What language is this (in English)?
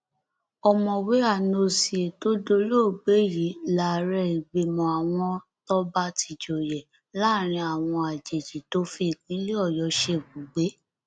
Yoruba